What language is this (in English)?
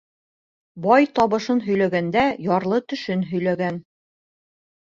Bashkir